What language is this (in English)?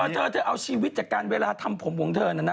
Thai